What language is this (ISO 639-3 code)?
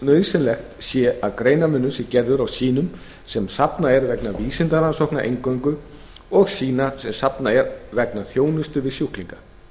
isl